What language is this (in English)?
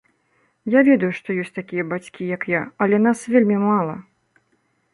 Belarusian